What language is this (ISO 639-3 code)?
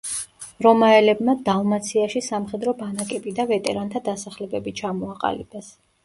kat